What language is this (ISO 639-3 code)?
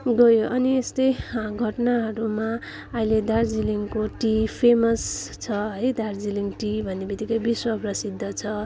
nep